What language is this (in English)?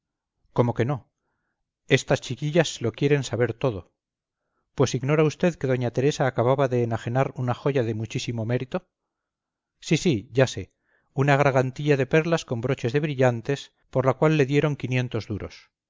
Spanish